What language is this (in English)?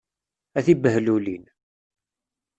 Kabyle